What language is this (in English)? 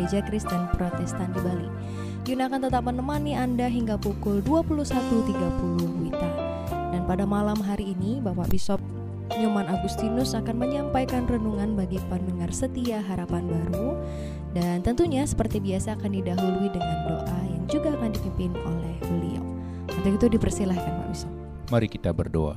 Indonesian